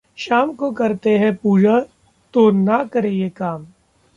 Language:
Hindi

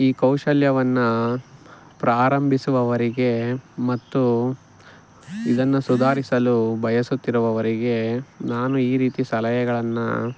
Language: Kannada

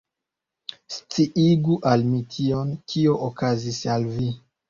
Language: Esperanto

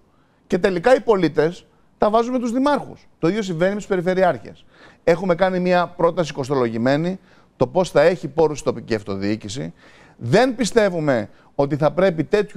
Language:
Greek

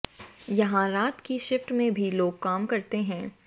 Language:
Hindi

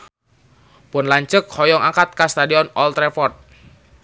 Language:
Sundanese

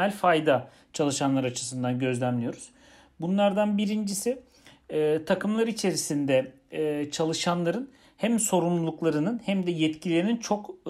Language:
Turkish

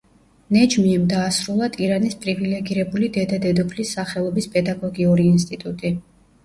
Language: Georgian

